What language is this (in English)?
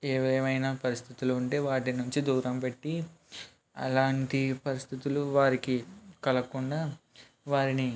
Telugu